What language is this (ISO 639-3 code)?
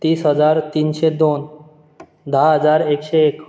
kok